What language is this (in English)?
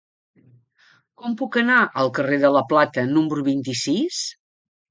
Catalan